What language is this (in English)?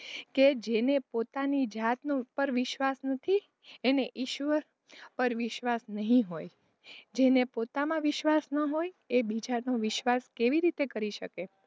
Gujarati